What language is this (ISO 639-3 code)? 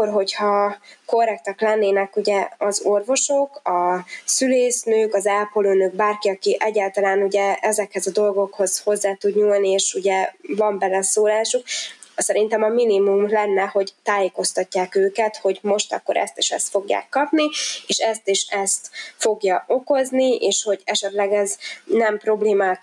hun